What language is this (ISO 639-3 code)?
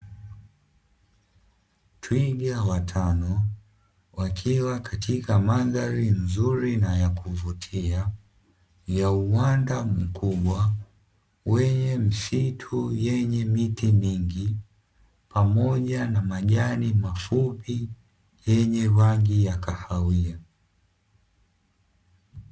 swa